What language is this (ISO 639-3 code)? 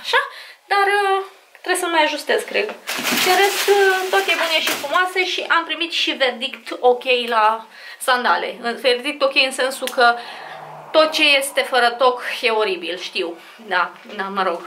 ron